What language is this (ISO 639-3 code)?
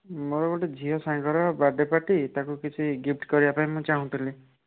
ori